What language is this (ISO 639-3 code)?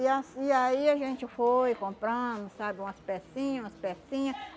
por